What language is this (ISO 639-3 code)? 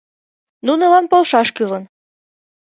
chm